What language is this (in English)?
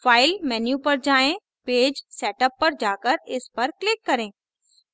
Hindi